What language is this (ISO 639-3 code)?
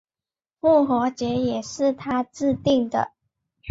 zho